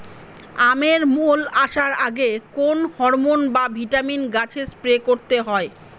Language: Bangla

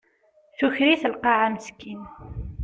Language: Kabyle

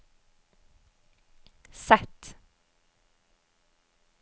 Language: Norwegian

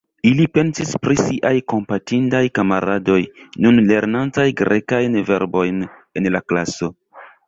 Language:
Esperanto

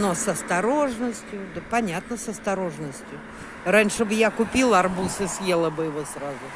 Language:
Russian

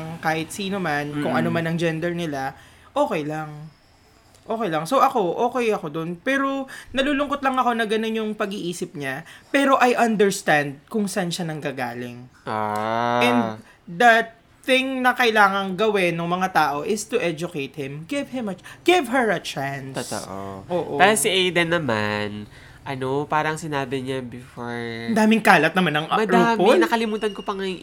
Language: Filipino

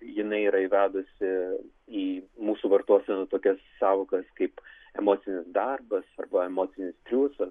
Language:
Lithuanian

